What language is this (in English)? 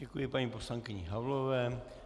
Czech